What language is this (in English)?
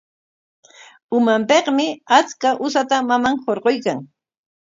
Corongo Ancash Quechua